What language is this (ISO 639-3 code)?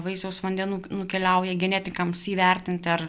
lit